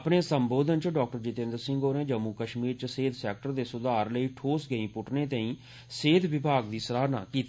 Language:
Dogri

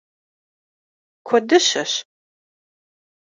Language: Kabardian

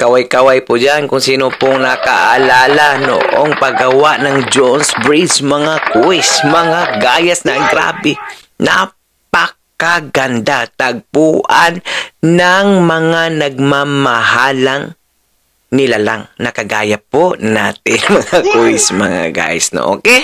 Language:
Filipino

